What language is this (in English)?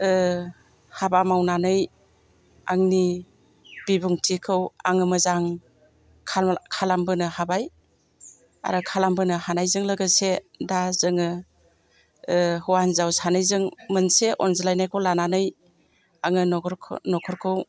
Bodo